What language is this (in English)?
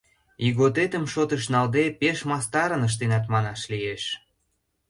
Mari